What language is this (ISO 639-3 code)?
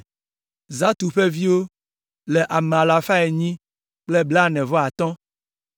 ewe